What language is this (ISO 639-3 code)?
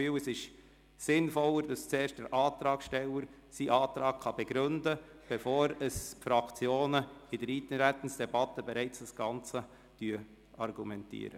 gsw